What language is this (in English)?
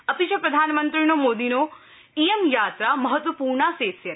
Sanskrit